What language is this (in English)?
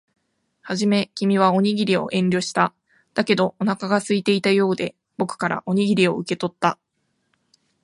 Japanese